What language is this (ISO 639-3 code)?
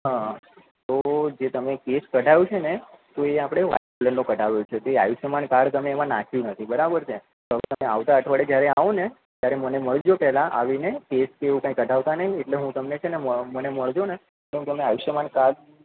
guj